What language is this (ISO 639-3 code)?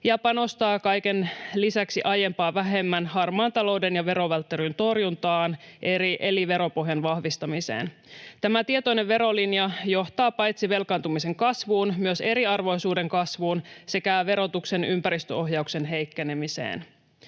fin